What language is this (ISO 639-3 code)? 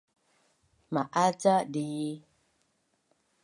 bnn